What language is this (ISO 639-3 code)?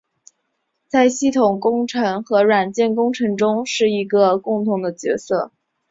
zho